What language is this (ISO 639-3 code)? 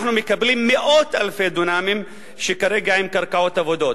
heb